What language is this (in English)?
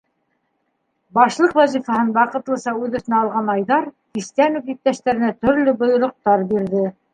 Bashkir